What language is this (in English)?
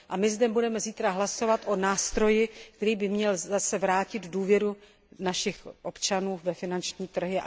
Czech